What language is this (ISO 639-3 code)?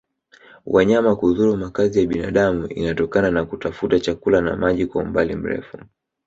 swa